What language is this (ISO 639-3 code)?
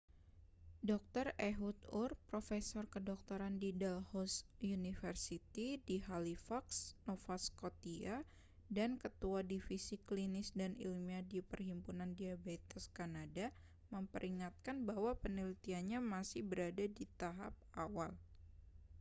ind